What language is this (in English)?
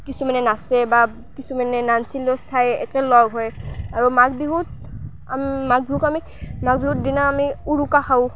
Assamese